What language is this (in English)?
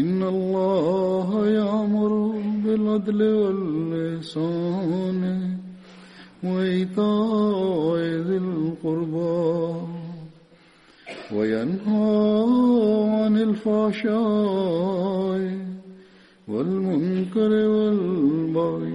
Swahili